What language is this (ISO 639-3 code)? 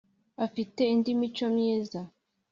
kin